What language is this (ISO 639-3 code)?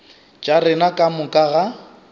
nso